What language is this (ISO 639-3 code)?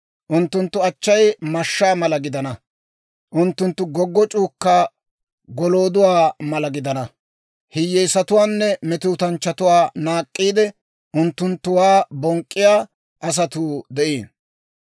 dwr